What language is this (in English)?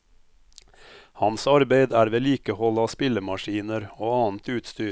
Norwegian